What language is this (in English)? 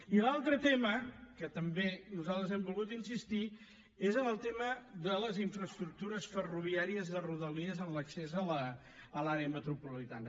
Catalan